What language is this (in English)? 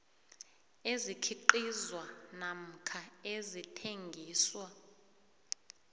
South Ndebele